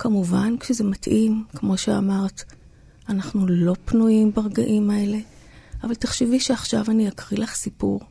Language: Hebrew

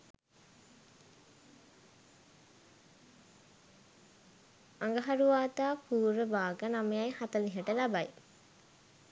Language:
Sinhala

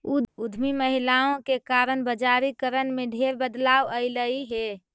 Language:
Magahi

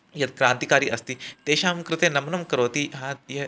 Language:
Sanskrit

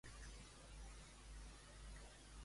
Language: Catalan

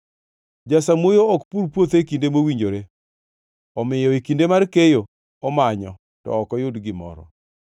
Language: Luo (Kenya and Tanzania)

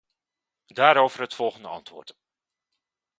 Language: Dutch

